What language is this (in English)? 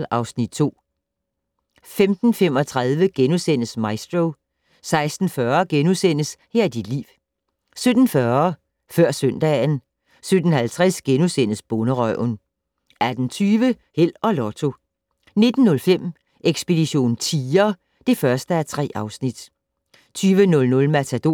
Danish